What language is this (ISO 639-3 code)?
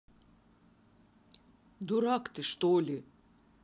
rus